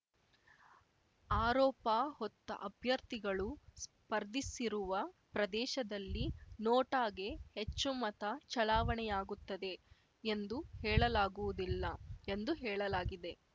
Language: Kannada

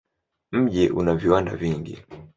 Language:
Swahili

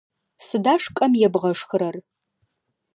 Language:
Adyghe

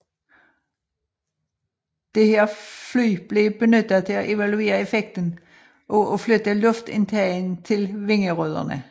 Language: Danish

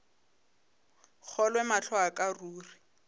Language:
Northern Sotho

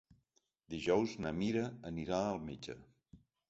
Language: Catalan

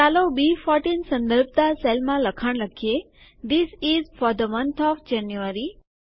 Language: Gujarati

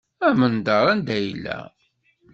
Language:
Kabyle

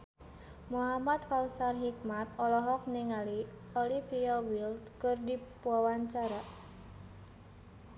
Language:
Sundanese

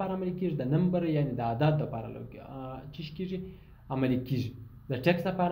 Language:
Arabic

